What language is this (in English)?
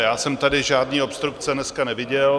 Czech